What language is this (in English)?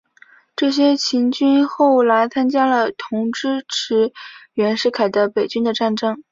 Chinese